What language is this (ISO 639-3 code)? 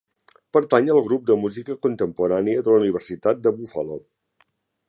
cat